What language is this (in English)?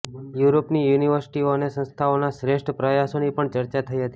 Gujarati